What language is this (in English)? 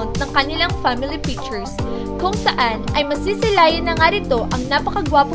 Filipino